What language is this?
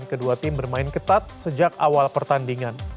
Indonesian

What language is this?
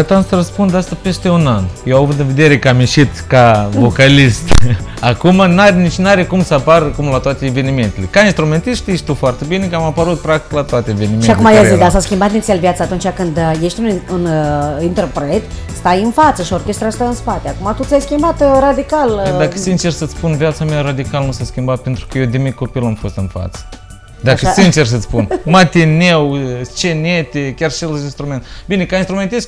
Romanian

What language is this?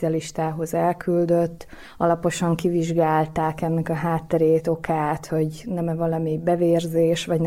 Hungarian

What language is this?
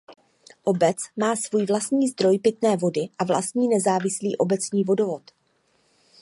Czech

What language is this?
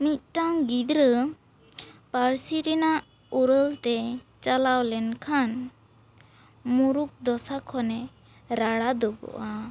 Santali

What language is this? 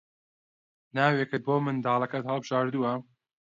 Central Kurdish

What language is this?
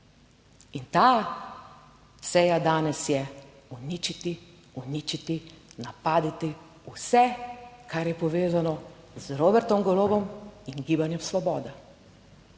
Slovenian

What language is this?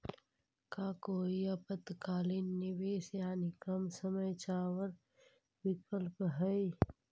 Magahi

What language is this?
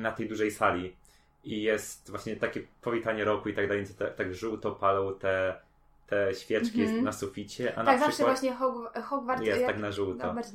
Polish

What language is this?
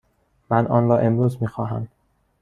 Persian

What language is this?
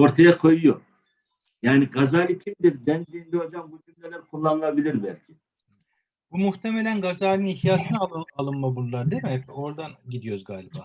Turkish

